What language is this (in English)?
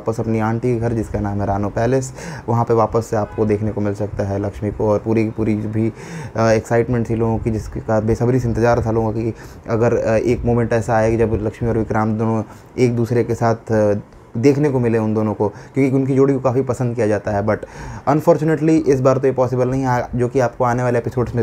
Hindi